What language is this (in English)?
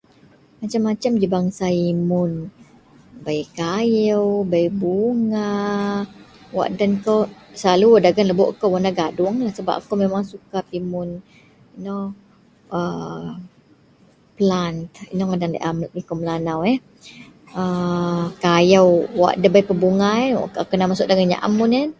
Central Melanau